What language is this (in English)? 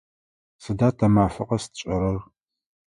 Adyghe